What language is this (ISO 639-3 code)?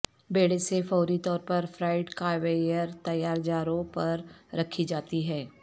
urd